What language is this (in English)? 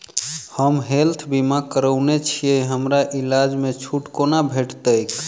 Maithili